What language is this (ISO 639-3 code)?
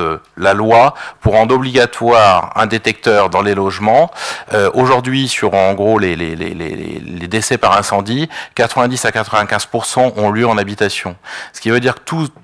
fra